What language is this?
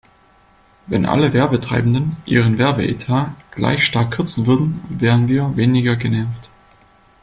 German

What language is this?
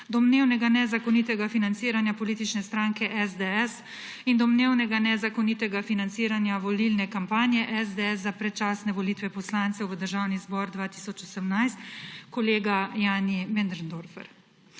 Slovenian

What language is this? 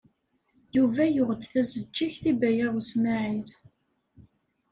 Kabyle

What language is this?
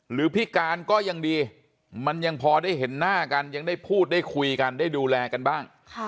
Thai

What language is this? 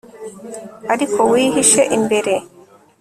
Kinyarwanda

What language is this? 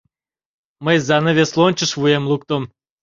Mari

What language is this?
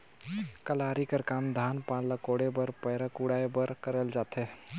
Chhattisgarhi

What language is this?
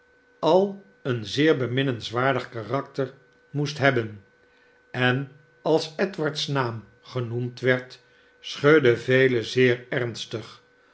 Dutch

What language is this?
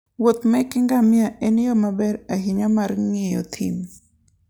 Luo (Kenya and Tanzania)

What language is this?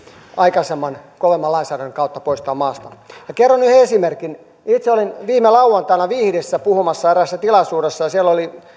Finnish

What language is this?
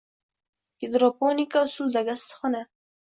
Uzbek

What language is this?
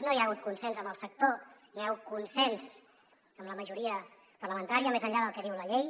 Catalan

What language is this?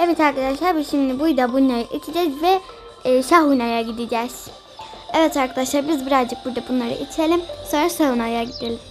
Turkish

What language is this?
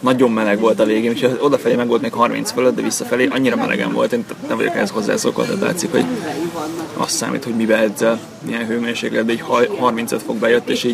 Hungarian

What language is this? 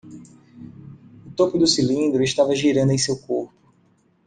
Portuguese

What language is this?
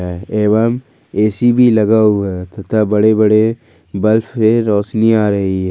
Hindi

